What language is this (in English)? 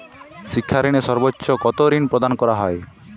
Bangla